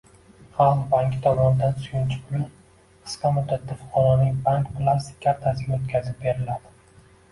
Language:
Uzbek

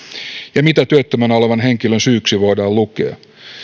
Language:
Finnish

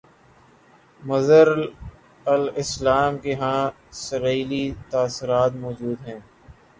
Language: Urdu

